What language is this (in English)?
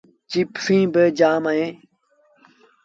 Sindhi Bhil